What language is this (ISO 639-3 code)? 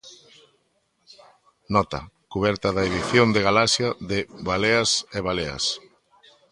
glg